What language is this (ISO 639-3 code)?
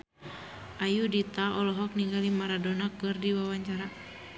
sun